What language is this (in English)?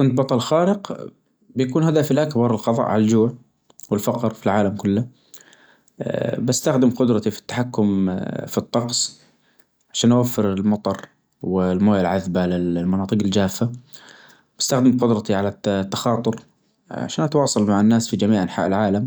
Najdi Arabic